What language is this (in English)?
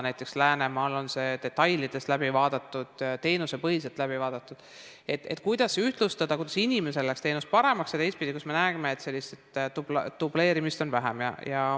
Estonian